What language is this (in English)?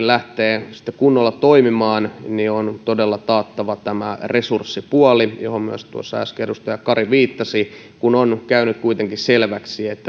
Finnish